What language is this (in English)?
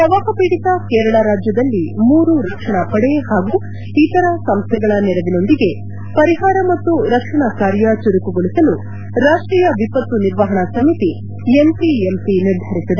Kannada